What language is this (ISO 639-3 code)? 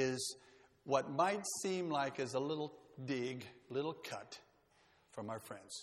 eng